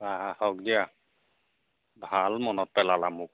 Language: Assamese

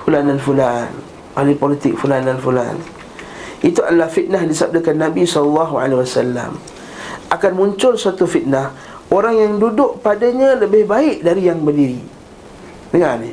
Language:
Malay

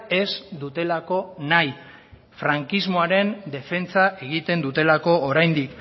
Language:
Basque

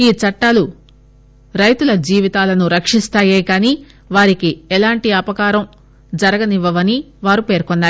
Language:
Telugu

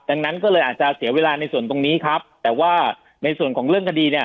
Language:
Thai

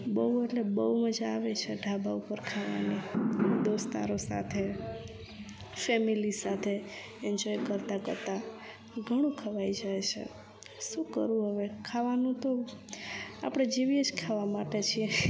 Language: Gujarati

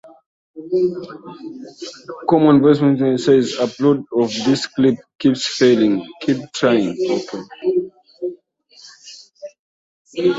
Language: Swahili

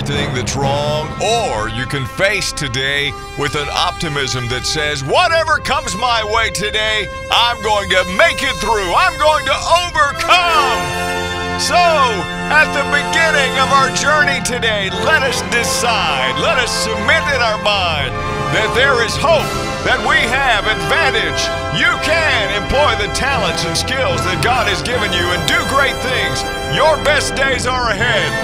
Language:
English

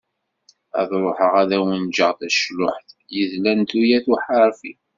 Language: Kabyle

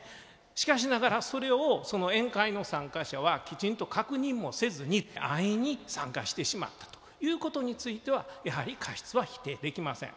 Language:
Japanese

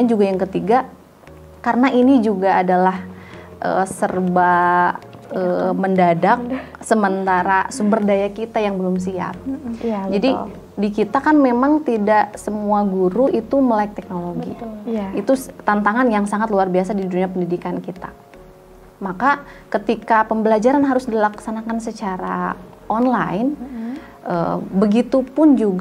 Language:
Indonesian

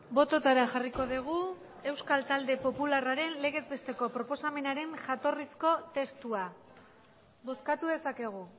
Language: Basque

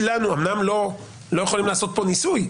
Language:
Hebrew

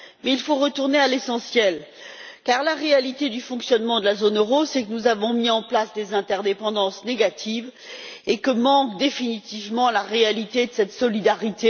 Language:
French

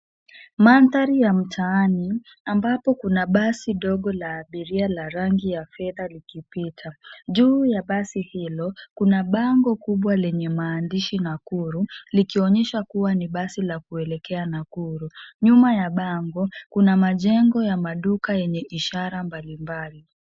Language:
Swahili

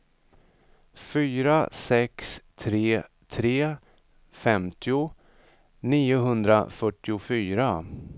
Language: Swedish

